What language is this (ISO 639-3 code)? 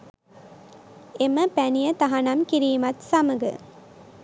sin